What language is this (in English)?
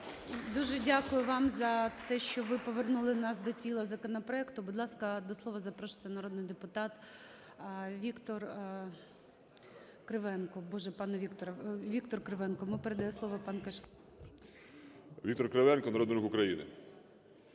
Ukrainian